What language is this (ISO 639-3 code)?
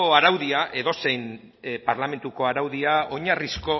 eus